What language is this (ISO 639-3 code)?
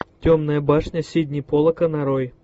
rus